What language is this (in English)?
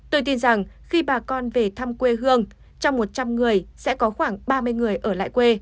Vietnamese